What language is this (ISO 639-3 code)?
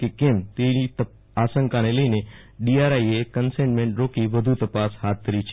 guj